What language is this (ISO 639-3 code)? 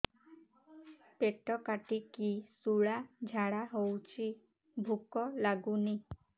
ori